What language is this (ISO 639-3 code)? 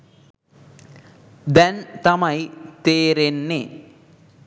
sin